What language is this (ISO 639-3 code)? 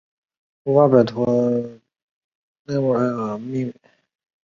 zho